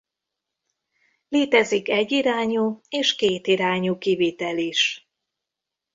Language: Hungarian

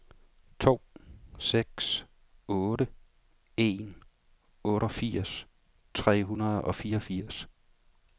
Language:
Danish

